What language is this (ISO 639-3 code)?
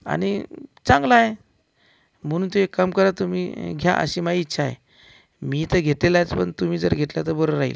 mar